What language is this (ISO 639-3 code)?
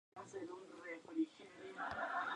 spa